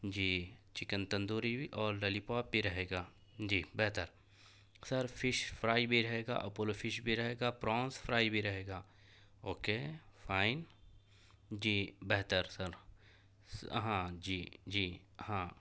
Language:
Urdu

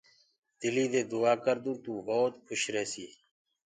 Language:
Gurgula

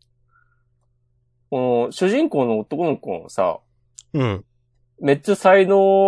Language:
Japanese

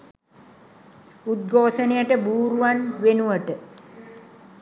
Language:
Sinhala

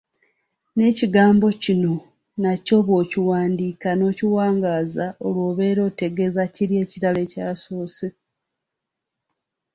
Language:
Ganda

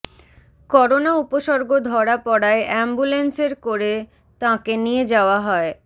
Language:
Bangla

